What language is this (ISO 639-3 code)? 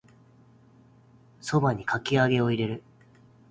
jpn